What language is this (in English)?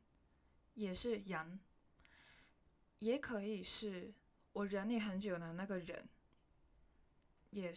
Chinese